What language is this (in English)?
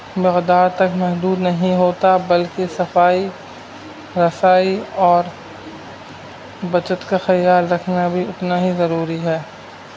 Urdu